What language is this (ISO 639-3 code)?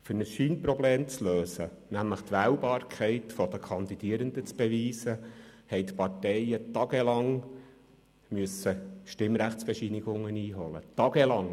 gsw